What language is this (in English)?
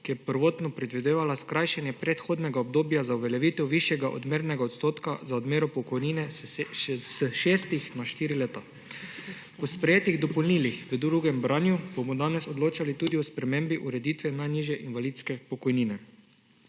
Slovenian